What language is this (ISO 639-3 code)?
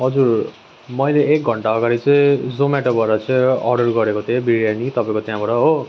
nep